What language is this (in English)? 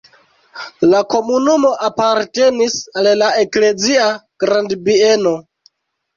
Esperanto